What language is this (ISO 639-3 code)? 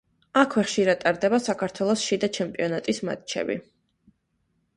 kat